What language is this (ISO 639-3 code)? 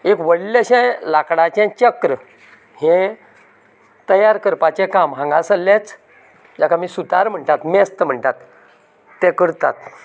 kok